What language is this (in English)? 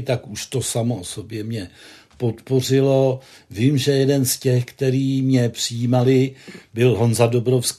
Czech